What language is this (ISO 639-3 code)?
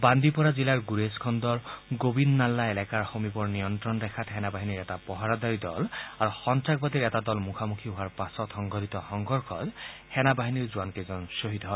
asm